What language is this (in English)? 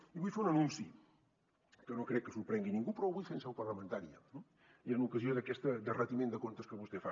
Catalan